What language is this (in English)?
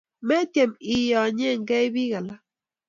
Kalenjin